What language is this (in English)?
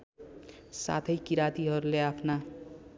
Nepali